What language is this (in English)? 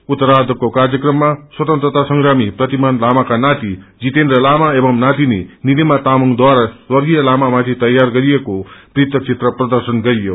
Nepali